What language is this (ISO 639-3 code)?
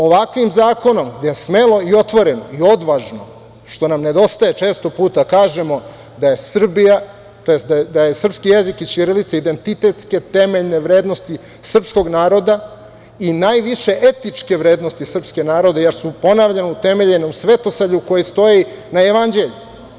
srp